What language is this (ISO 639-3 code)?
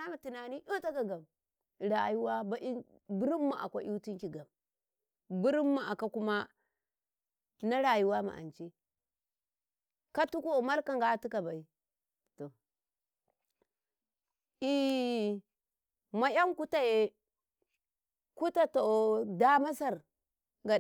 kai